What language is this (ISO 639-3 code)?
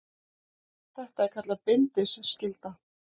isl